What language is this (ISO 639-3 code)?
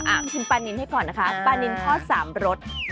tha